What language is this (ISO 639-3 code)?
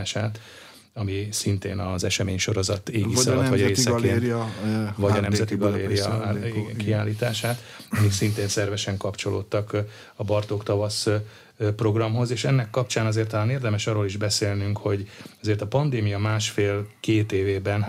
hun